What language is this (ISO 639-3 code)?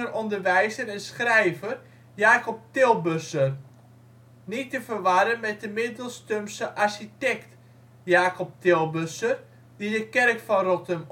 nld